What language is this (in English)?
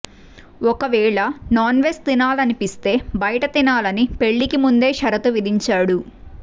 Telugu